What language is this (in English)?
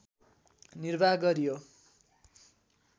Nepali